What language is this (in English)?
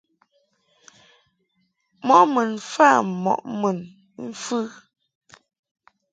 Mungaka